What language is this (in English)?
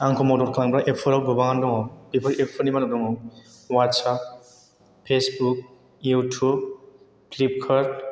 Bodo